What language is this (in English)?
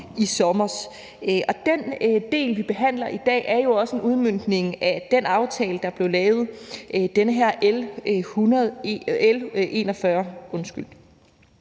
Danish